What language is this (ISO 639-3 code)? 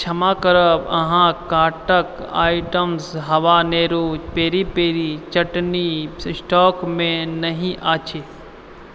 mai